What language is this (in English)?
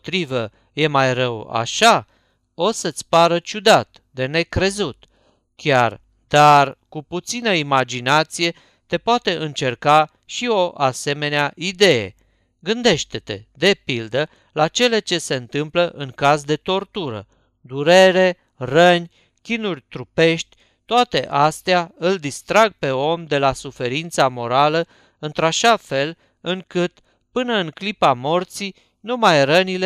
Romanian